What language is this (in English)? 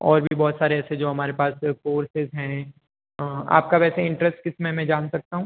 Hindi